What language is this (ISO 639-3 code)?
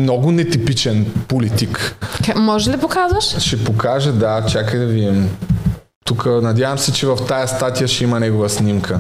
bul